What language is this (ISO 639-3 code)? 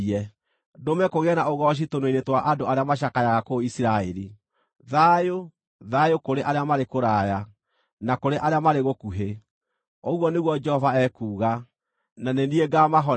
kik